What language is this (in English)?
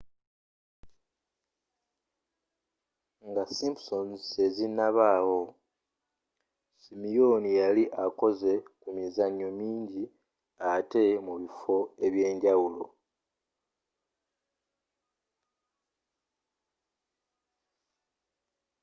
Ganda